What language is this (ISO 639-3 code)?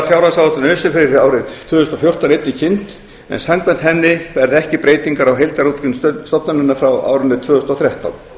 isl